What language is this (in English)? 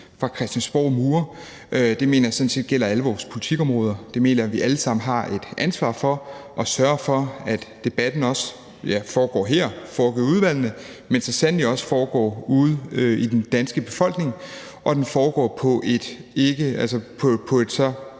Danish